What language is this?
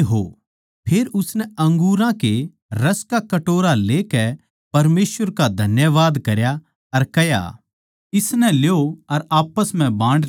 Haryanvi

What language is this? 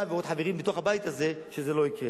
Hebrew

